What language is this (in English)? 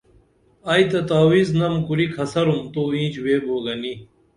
Dameli